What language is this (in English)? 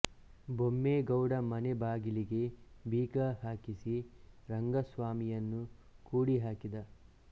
Kannada